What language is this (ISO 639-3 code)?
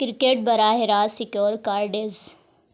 urd